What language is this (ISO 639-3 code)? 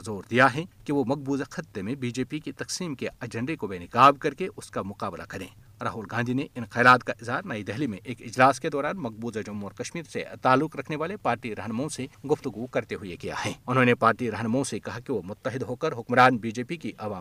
urd